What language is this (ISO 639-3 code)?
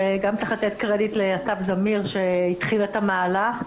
heb